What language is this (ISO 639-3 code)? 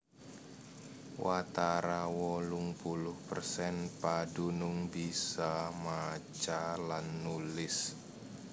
jav